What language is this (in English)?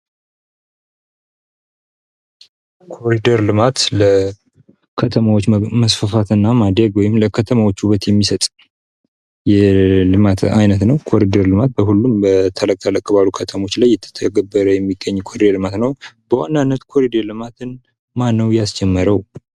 Amharic